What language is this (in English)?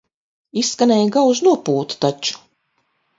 Latvian